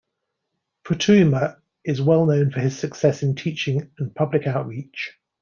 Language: English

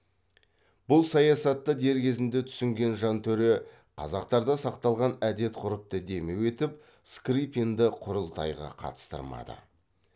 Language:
Kazakh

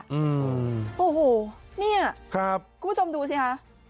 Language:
Thai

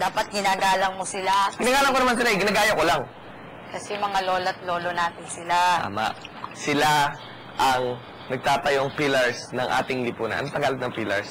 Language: Filipino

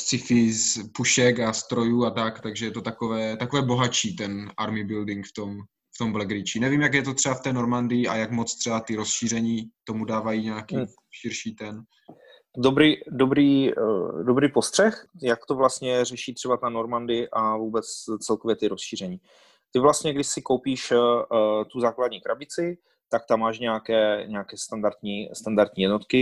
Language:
Czech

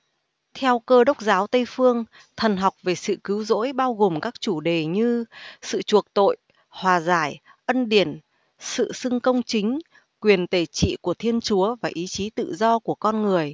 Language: Vietnamese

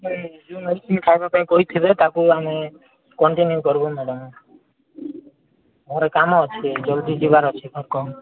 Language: Odia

